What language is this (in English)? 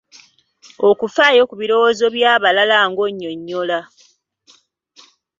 Ganda